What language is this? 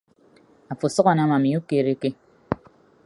Ibibio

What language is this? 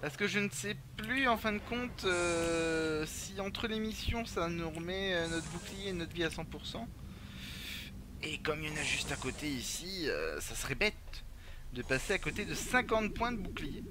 French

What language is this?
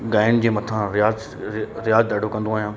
Sindhi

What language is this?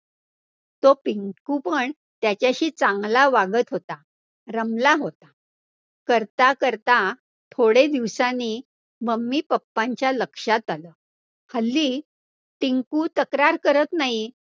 Marathi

